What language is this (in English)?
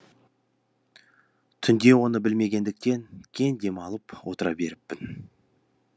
Kazakh